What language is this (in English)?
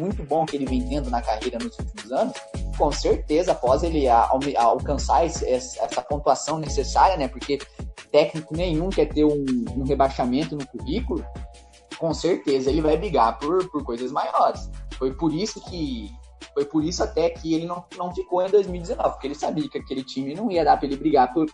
Portuguese